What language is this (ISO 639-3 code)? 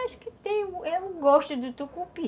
por